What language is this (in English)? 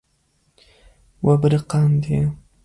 Kurdish